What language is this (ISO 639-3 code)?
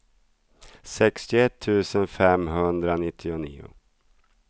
swe